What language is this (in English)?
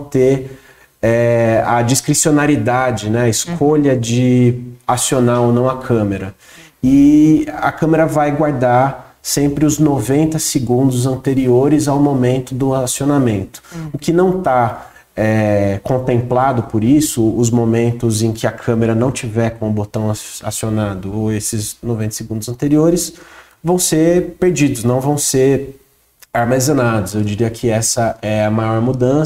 Portuguese